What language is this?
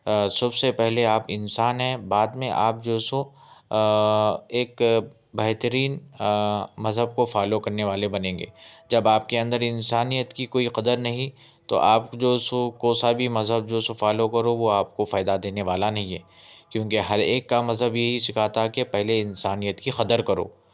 Urdu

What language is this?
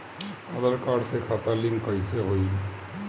Bhojpuri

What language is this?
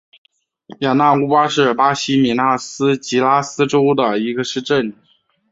Chinese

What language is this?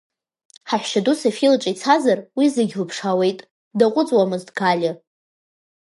Abkhazian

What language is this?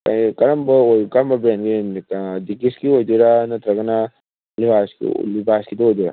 Manipuri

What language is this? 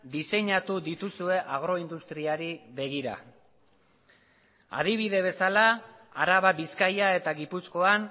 Basque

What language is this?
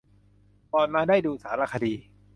Thai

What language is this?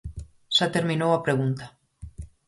Galician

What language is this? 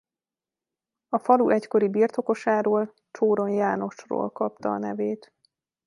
Hungarian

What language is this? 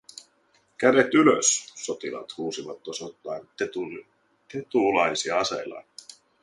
Finnish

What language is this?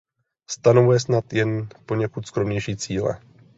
Czech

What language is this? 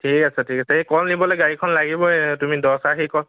Assamese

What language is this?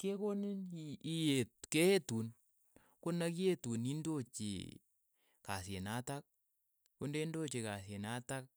Keiyo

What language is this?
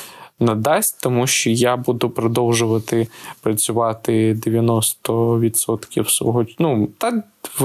Ukrainian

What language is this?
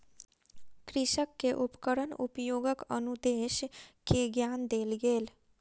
Maithili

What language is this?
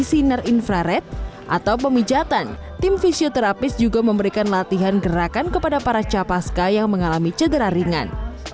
Indonesian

